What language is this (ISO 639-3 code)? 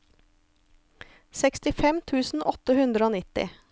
nor